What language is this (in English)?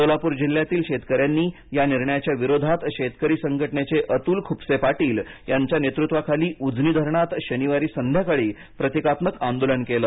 Marathi